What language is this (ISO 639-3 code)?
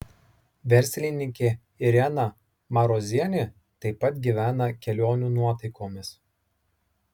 lit